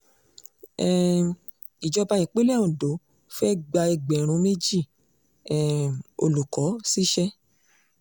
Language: Yoruba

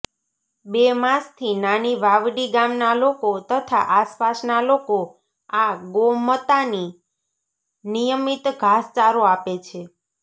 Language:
Gujarati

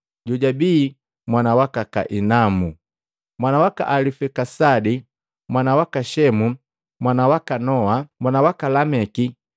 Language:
Matengo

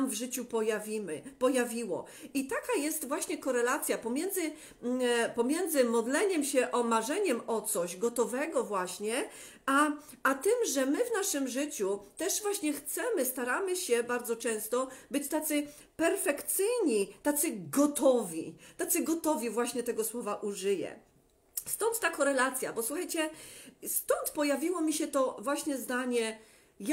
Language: Polish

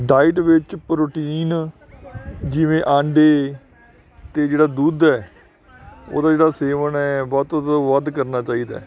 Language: Punjabi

